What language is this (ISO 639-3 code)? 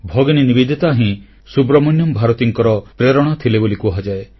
ori